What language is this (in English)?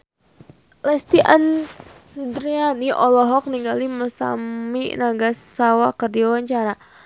Sundanese